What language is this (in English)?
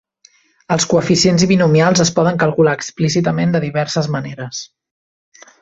Catalan